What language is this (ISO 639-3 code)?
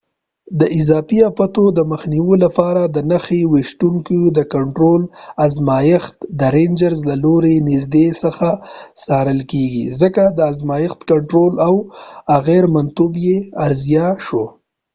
pus